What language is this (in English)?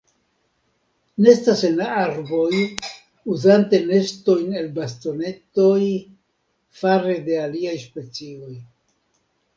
Esperanto